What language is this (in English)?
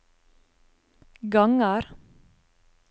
Norwegian